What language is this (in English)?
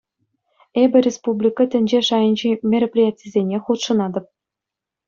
Chuvash